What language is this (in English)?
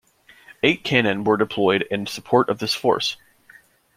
English